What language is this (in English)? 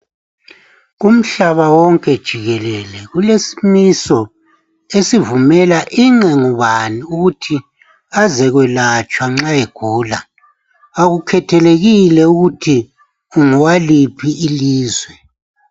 North Ndebele